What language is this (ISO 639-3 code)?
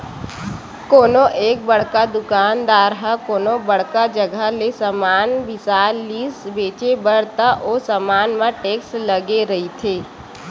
hne